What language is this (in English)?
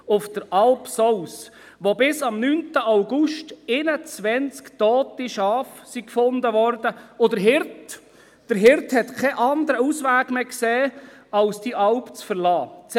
Swiss German